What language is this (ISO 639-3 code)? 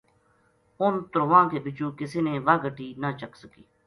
gju